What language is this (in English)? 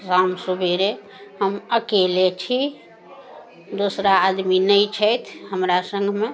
Maithili